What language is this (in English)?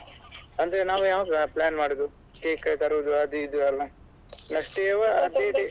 Kannada